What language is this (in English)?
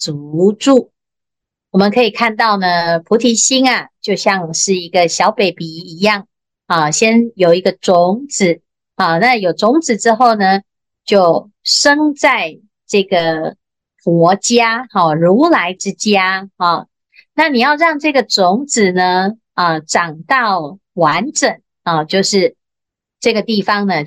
Chinese